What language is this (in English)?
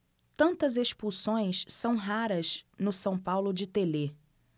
Portuguese